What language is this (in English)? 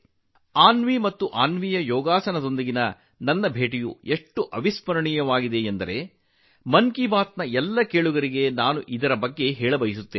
Kannada